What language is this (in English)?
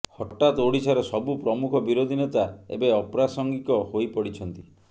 Odia